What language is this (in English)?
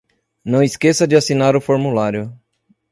Portuguese